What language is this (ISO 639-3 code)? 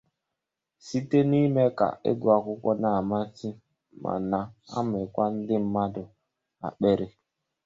ibo